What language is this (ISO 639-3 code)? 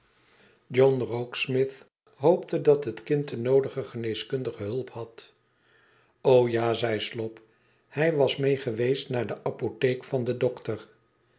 nld